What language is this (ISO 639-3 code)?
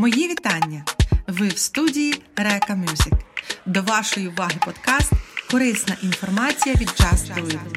ukr